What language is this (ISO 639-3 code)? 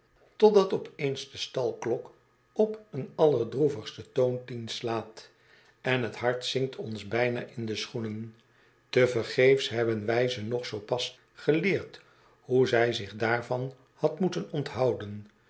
nld